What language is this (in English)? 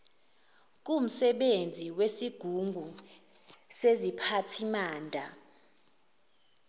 Zulu